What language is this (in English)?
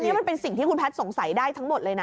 Thai